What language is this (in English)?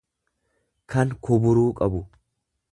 Oromo